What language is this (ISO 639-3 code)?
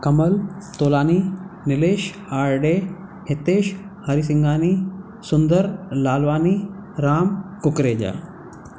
snd